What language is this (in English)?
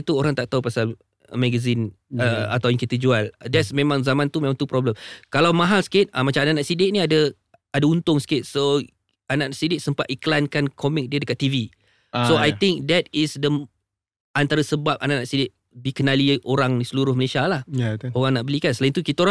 Malay